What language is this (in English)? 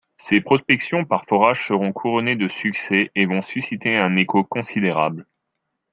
French